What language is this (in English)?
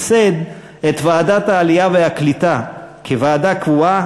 Hebrew